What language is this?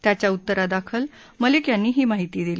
Marathi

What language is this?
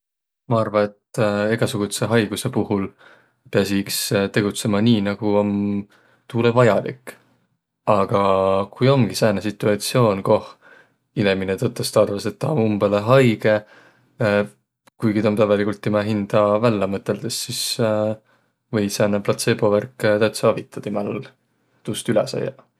Võro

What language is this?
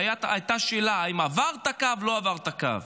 Hebrew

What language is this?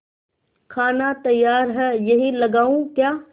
Hindi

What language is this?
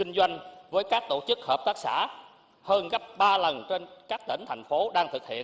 Vietnamese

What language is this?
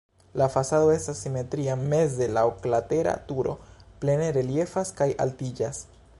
Esperanto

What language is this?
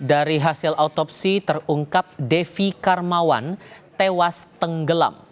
Indonesian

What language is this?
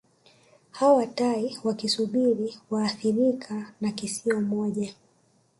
Swahili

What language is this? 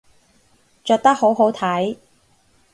Cantonese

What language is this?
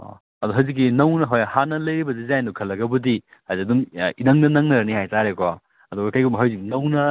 Manipuri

